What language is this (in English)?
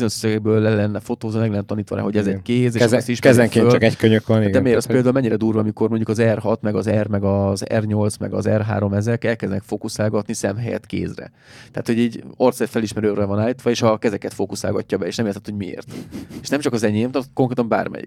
Hungarian